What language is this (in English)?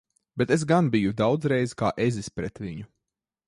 Latvian